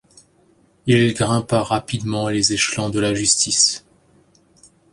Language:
French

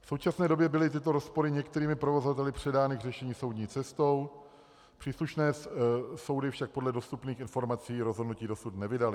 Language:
Czech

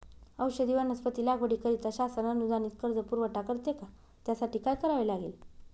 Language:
Marathi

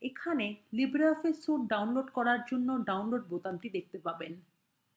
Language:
Bangla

